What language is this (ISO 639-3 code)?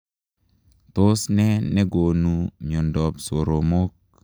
kln